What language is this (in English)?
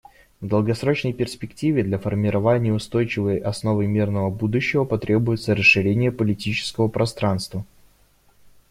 Russian